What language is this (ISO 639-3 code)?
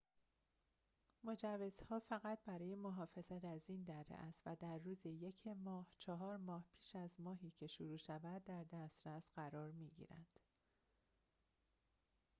fas